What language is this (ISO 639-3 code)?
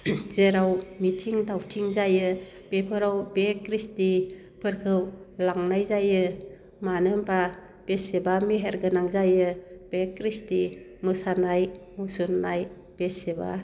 brx